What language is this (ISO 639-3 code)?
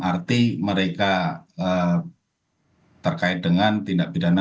ind